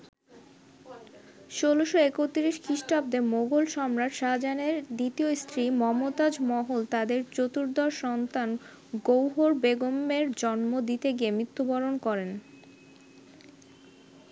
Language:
Bangla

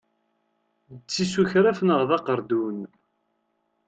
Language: Kabyle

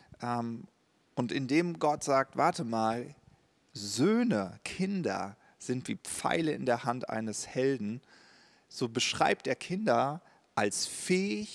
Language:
German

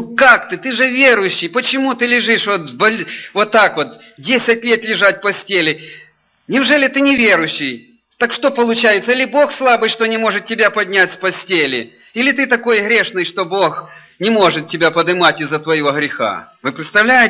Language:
Russian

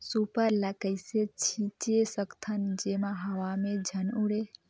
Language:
Chhattisgarhi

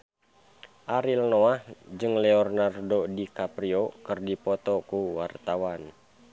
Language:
Sundanese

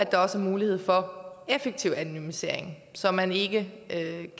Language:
Danish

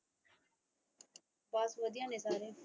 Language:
Punjabi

